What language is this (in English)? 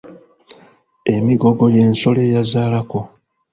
Ganda